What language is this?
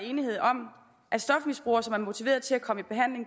Danish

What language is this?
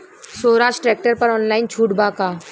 Bhojpuri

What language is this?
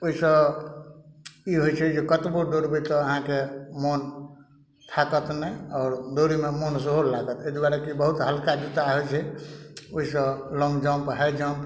Maithili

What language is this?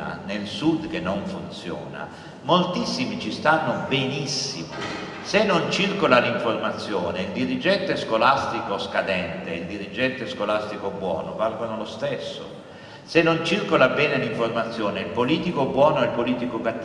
Italian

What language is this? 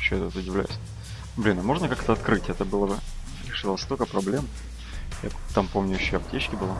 Russian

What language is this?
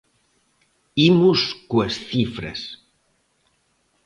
Galician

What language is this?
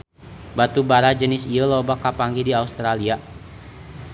Sundanese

